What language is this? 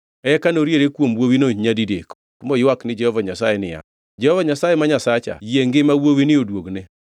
Luo (Kenya and Tanzania)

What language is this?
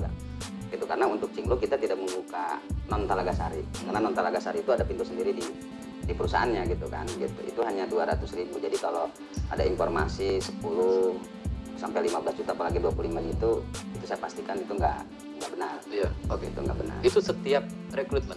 Indonesian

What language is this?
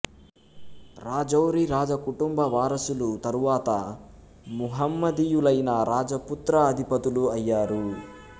Telugu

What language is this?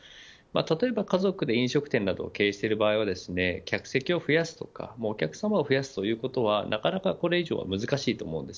Japanese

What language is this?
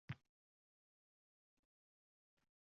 Uzbek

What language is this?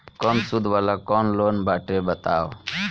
Bhojpuri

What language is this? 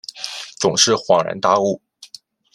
Chinese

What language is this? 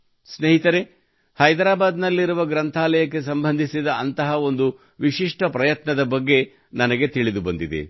Kannada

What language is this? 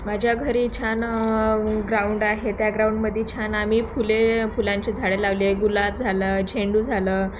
Marathi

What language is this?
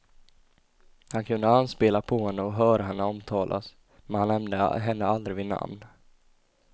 Swedish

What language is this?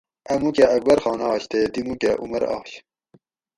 Gawri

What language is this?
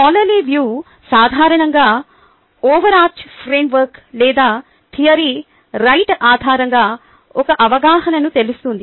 Telugu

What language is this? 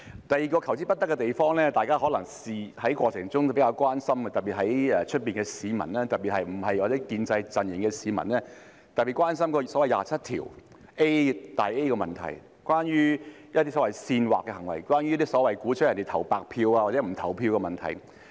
Cantonese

